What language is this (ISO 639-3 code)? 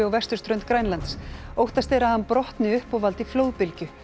isl